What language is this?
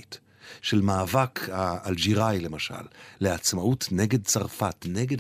Hebrew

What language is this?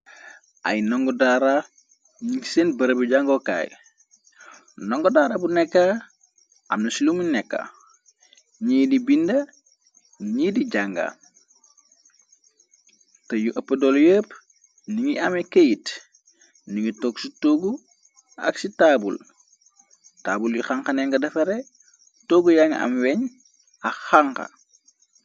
Wolof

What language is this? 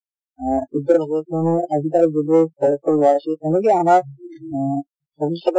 Assamese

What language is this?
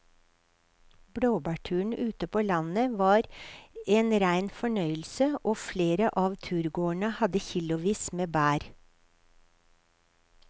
Norwegian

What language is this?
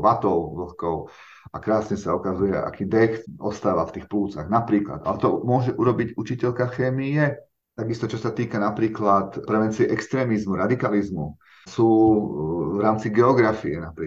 Slovak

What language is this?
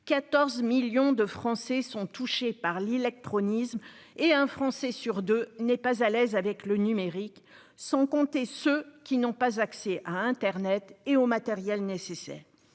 French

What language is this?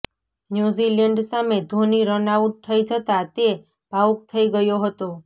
Gujarati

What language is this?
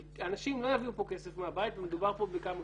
Hebrew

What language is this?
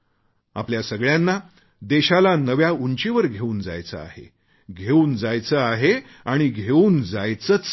Marathi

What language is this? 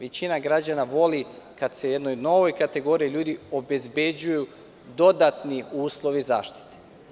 Serbian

